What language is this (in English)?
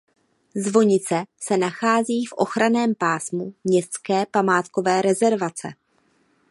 Czech